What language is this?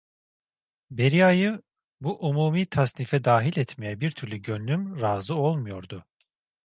Turkish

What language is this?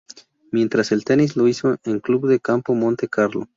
Spanish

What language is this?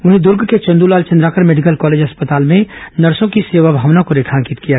Hindi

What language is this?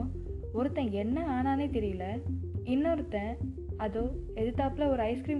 Tamil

